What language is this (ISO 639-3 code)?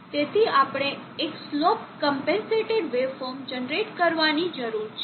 guj